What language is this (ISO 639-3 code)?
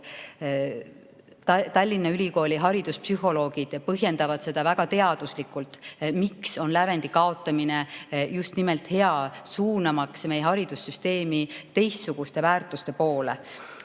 est